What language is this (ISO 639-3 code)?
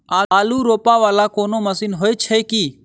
mai